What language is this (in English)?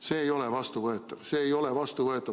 Estonian